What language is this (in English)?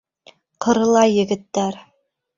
Bashkir